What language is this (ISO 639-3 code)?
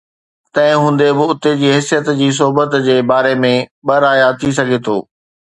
snd